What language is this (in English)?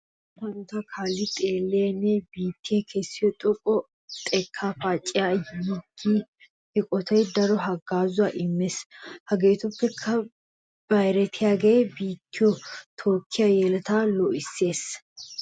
Wolaytta